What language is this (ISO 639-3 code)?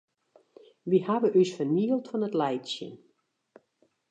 fry